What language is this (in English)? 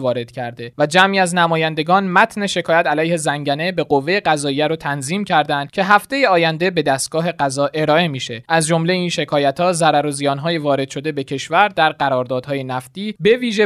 Persian